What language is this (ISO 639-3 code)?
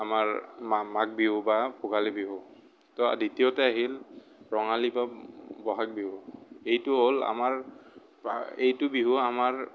asm